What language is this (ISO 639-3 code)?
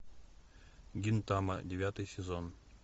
rus